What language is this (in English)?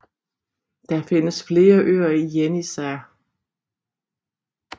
Danish